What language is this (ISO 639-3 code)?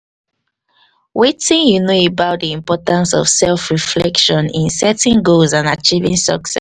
pcm